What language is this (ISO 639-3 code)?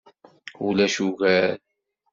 kab